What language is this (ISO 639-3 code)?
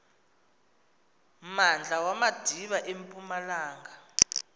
xho